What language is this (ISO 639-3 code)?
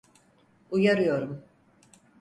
tur